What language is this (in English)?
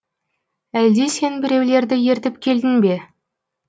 Kazakh